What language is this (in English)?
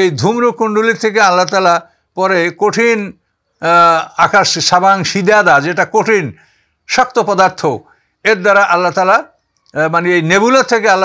Arabic